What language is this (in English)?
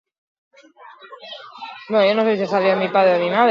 Basque